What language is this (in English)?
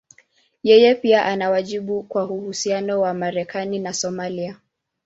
Swahili